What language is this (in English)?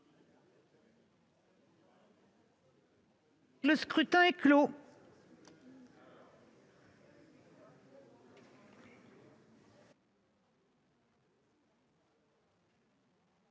French